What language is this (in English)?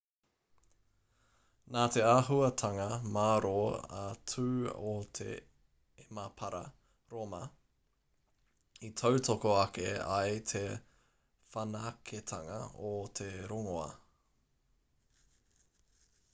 Māori